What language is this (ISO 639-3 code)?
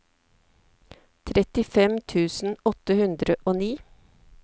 nor